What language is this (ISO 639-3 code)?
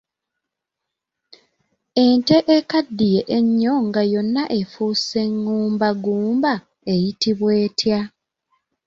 lug